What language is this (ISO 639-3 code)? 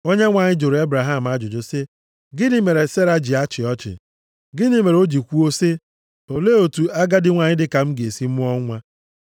ibo